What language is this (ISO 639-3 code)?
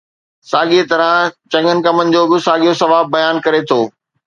snd